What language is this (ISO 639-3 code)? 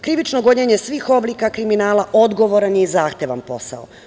srp